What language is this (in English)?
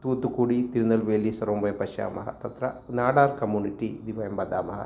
Sanskrit